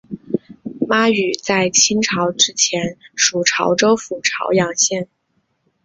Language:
Chinese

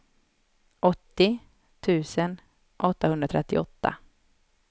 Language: Swedish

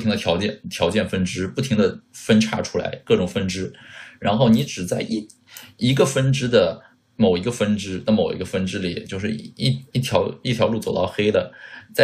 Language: Chinese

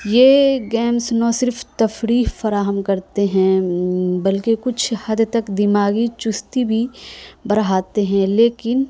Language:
Urdu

